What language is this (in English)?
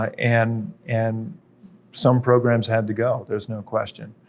English